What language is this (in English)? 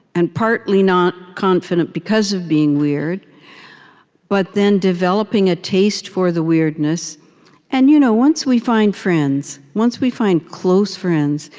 English